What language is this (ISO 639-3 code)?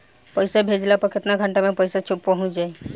bho